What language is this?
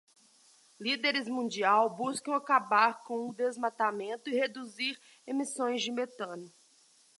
Portuguese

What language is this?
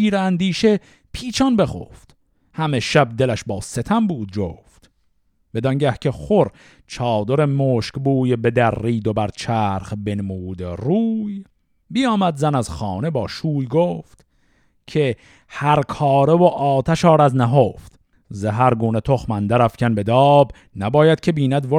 Persian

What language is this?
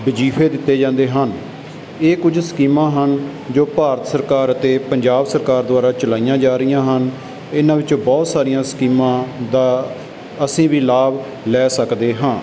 Punjabi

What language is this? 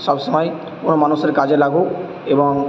Bangla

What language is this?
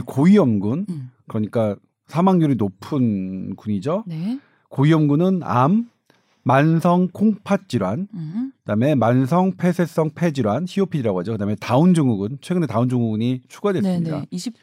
Korean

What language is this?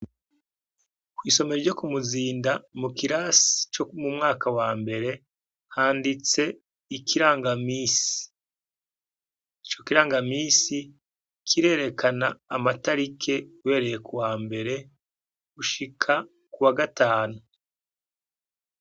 Rundi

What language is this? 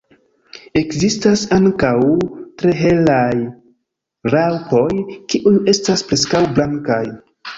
Esperanto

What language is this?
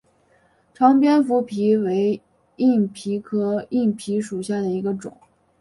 Chinese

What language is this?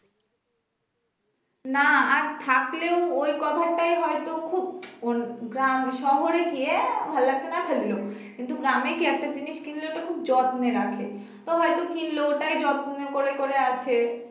Bangla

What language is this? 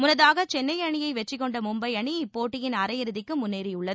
Tamil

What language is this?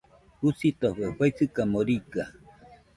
Nüpode Huitoto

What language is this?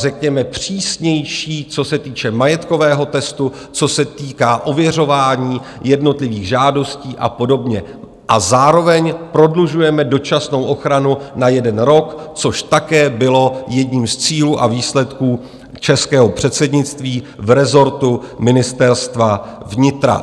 Czech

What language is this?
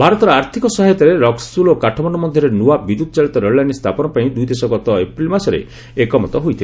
Odia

